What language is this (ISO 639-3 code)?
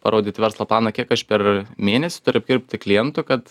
lit